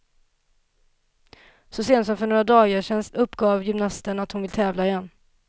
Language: Swedish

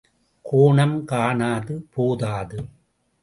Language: Tamil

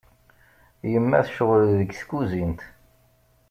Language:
Kabyle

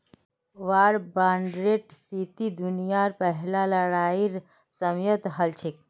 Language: Magahi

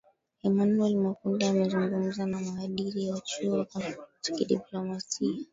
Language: Swahili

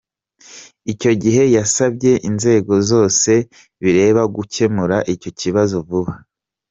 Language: Kinyarwanda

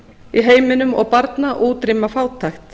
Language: Icelandic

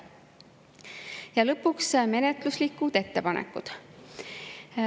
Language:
Estonian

